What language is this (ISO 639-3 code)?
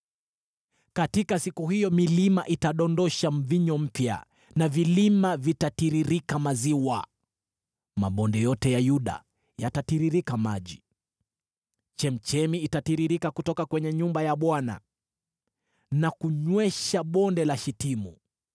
swa